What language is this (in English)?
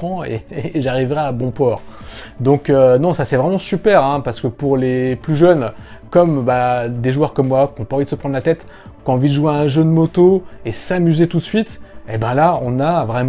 French